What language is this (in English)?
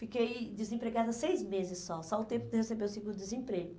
Portuguese